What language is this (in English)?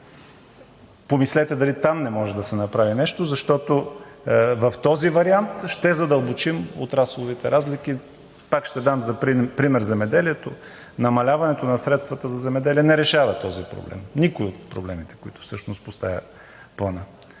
Bulgarian